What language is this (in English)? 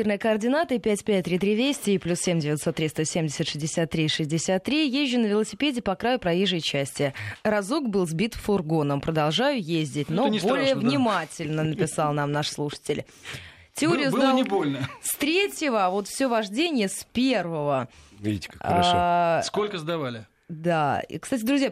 Russian